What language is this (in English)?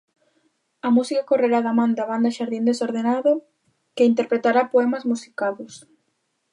Galician